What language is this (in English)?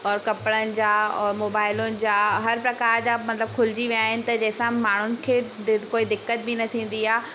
Sindhi